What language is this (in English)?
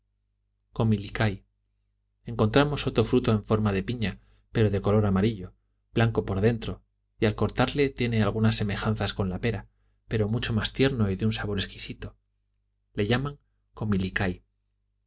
Spanish